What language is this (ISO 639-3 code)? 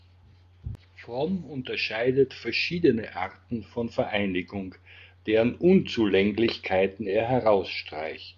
deu